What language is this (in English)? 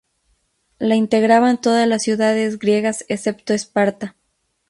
Spanish